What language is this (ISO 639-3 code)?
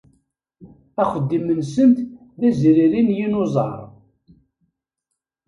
kab